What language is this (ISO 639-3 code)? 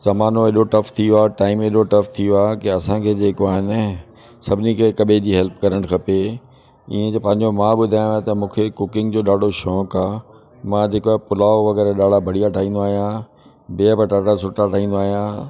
snd